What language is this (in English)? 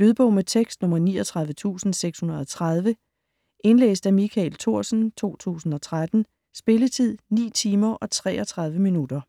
Danish